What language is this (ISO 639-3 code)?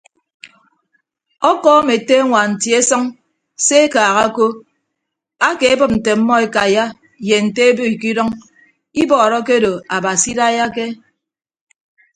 ibb